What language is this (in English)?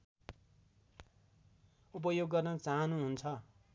Nepali